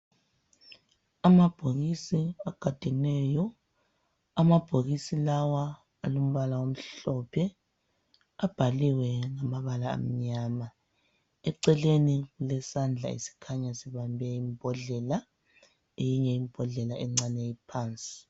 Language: North Ndebele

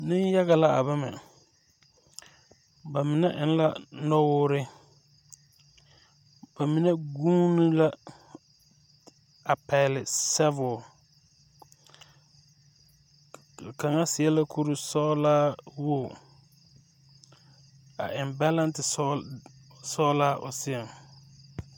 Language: Southern Dagaare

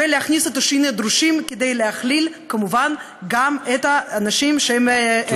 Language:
Hebrew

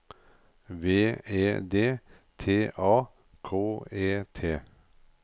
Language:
Norwegian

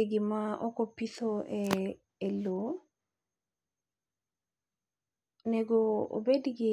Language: Luo (Kenya and Tanzania)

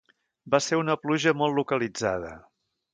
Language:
Catalan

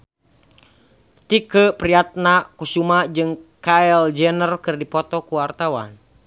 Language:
Sundanese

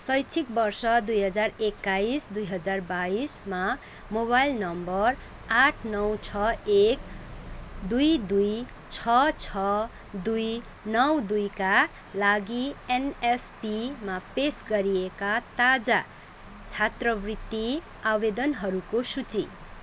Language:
Nepali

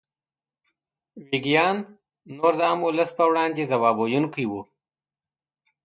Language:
Pashto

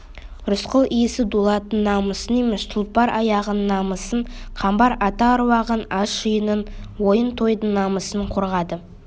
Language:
Kazakh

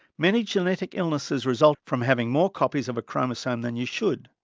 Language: English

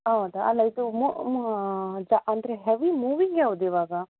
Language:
Kannada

